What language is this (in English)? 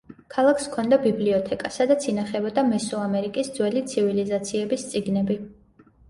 Georgian